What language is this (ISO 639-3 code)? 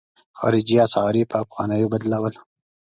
pus